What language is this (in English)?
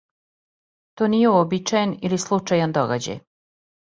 Serbian